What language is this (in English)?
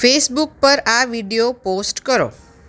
Gujarati